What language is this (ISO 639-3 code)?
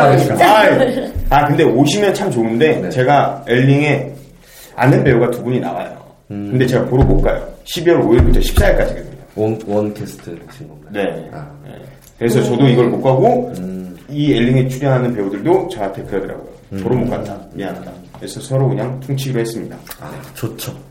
kor